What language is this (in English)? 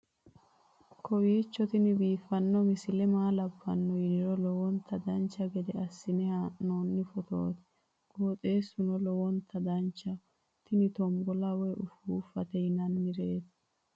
Sidamo